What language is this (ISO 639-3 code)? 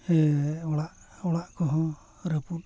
sat